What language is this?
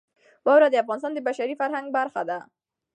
Pashto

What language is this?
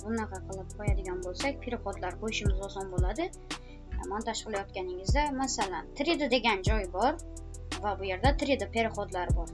Turkish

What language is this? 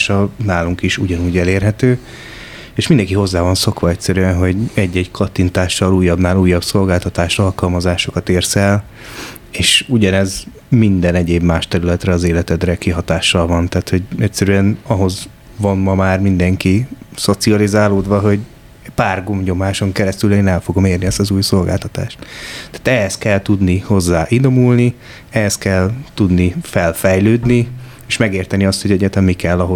Hungarian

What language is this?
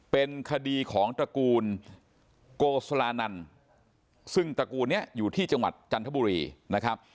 Thai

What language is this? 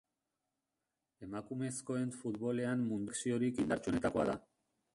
Basque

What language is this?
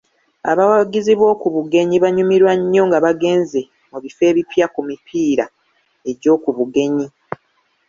Ganda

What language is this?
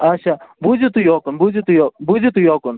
Kashmiri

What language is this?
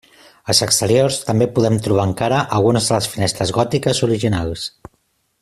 Catalan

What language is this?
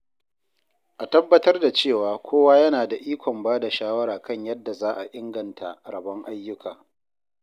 Hausa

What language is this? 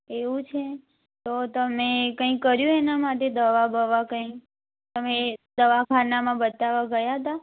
Gujarati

